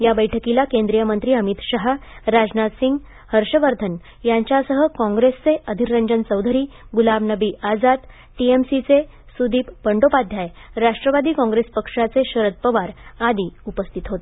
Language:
Marathi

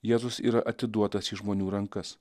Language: Lithuanian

